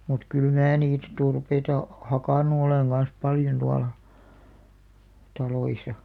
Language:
Finnish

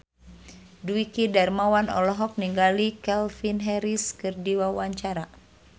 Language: Sundanese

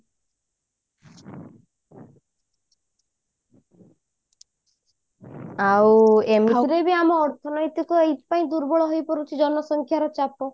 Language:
Odia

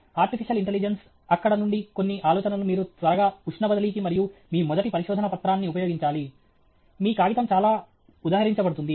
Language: Telugu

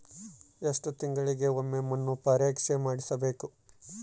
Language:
Kannada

